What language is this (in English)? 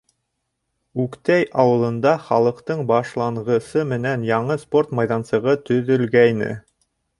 Bashkir